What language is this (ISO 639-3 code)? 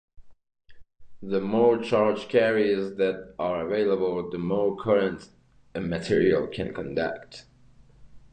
eng